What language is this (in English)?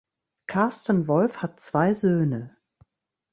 German